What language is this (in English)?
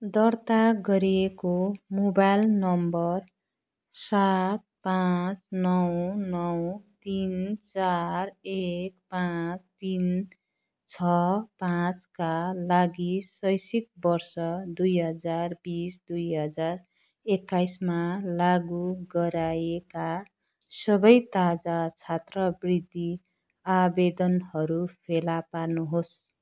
Nepali